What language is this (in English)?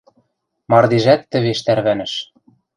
Western Mari